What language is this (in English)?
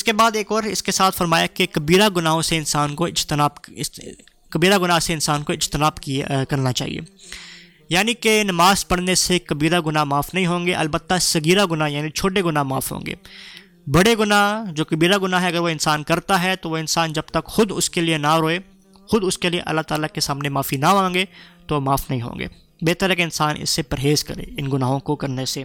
Urdu